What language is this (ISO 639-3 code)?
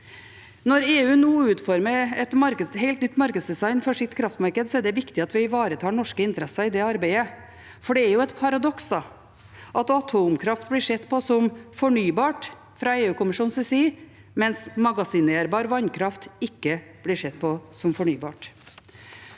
nor